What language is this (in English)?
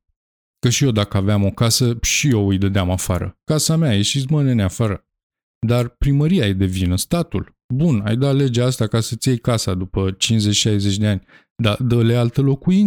Romanian